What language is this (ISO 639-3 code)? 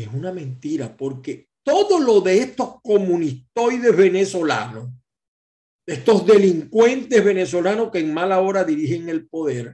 spa